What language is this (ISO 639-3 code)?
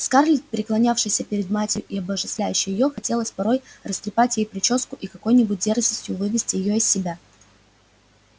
rus